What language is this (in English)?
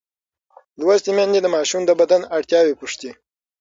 Pashto